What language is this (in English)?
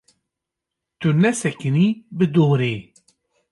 Kurdish